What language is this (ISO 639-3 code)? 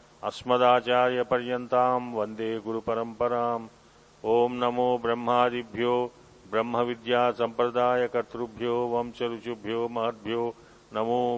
tel